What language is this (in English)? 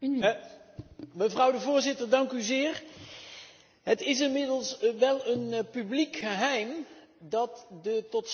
Dutch